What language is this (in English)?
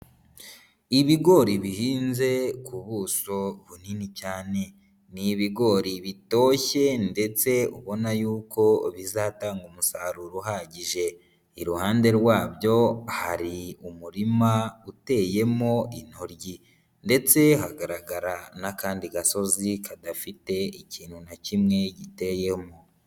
Kinyarwanda